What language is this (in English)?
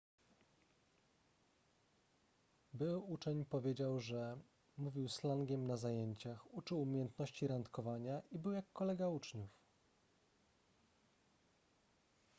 Polish